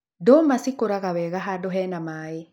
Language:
Kikuyu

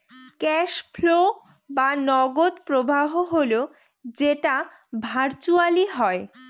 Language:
Bangla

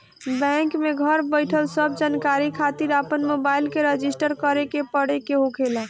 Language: Bhojpuri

